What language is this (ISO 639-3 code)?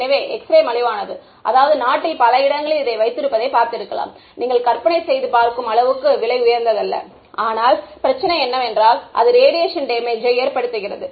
tam